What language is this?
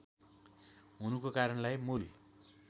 Nepali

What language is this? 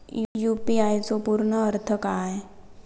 Marathi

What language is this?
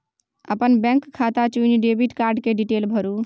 Maithili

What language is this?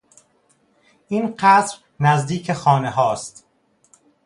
Persian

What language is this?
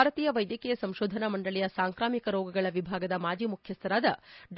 Kannada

